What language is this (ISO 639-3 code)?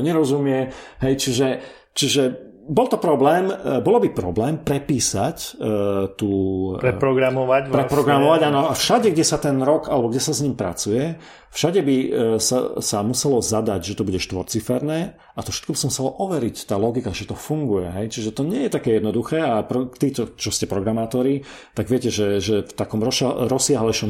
slk